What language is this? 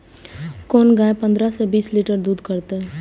Maithili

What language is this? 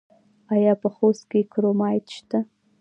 Pashto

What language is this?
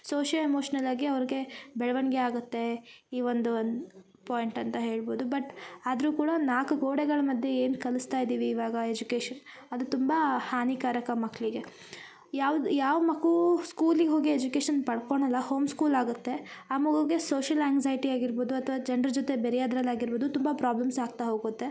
Kannada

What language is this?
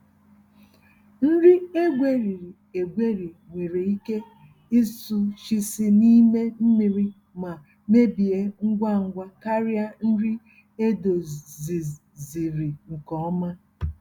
Igbo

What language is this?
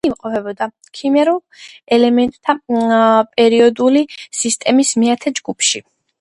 Georgian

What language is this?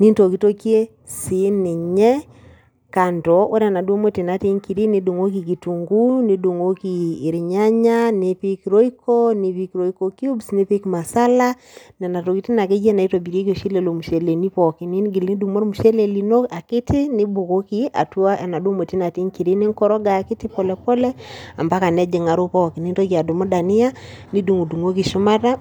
Masai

